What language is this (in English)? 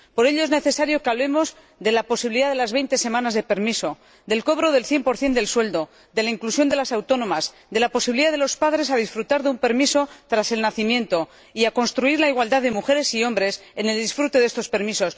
Spanish